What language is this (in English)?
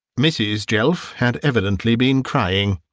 English